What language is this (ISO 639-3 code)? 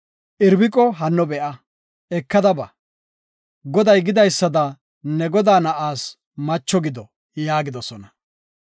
gof